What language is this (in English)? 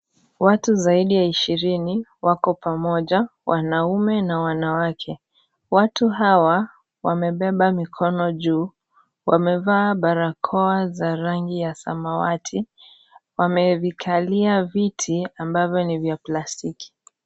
Swahili